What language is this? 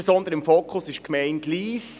Swiss German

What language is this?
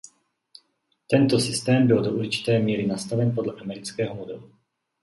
Czech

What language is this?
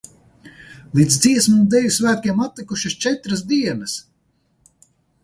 Latvian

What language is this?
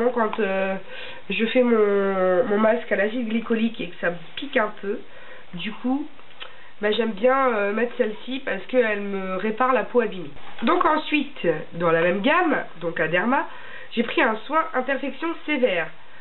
French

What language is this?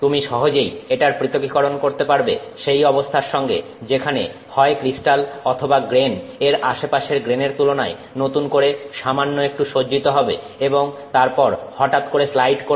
Bangla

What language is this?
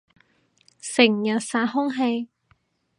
Cantonese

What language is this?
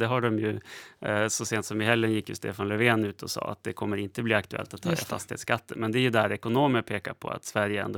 Swedish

